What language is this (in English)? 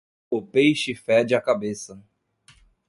Portuguese